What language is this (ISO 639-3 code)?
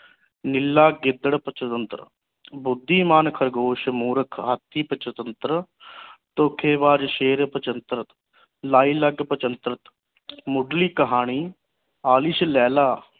pan